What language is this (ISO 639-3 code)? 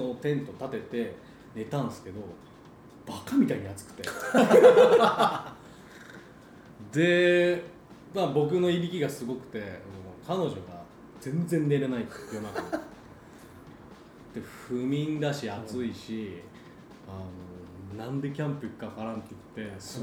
jpn